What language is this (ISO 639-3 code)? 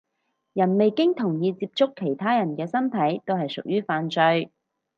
yue